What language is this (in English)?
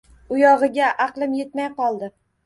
Uzbek